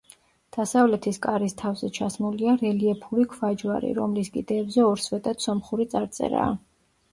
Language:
Georgian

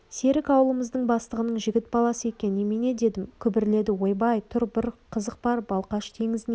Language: Kazakh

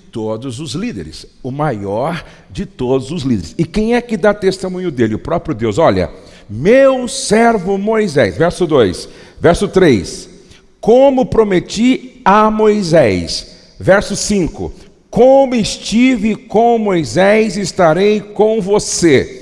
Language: Portuguese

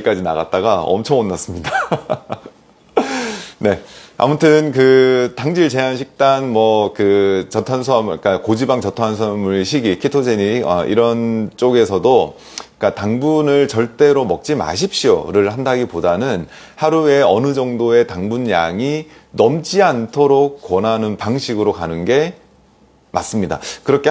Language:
Korean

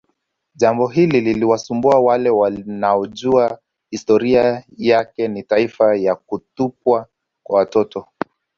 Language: Swahili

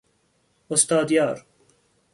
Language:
Persian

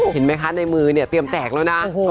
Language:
Thai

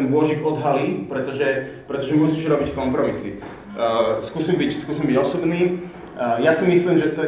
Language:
Slovak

